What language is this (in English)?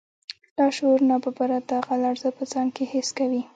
Pashto